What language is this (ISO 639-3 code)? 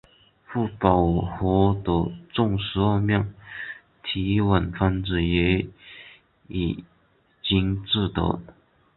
zho